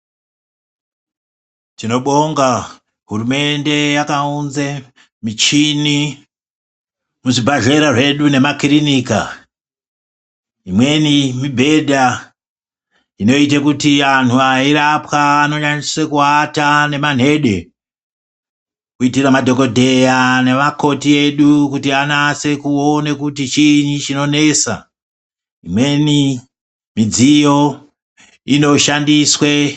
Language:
Ndau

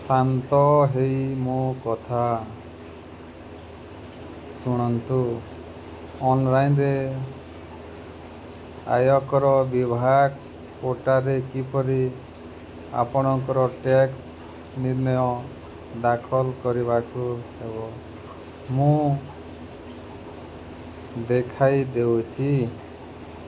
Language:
Odia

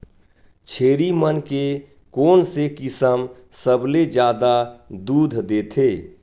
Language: Chhattisgarhi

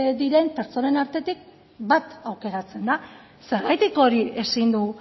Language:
Basque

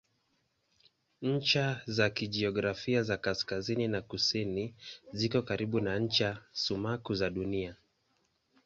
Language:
Swahili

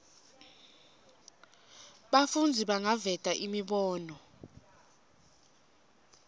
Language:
Swati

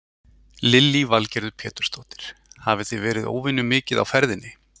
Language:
Icelandic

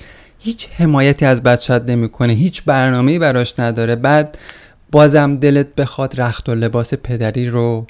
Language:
Persian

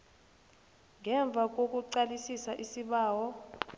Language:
South Ndebele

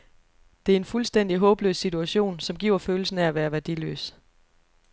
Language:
Danish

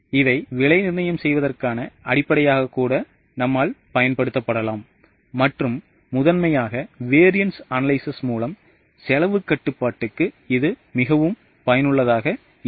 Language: Tamil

